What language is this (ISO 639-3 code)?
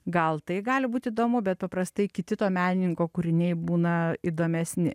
lit